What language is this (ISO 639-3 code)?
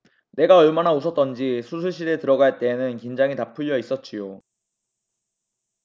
kor